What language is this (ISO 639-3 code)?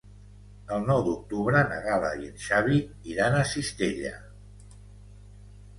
cat